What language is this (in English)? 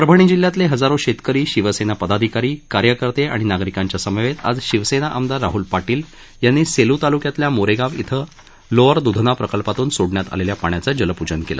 Marathi